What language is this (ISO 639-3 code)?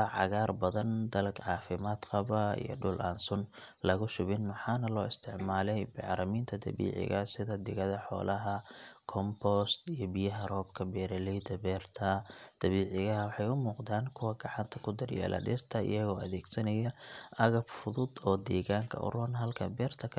som